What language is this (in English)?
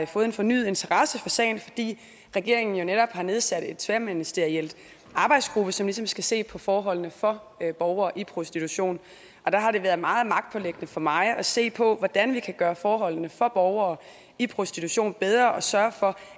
Danish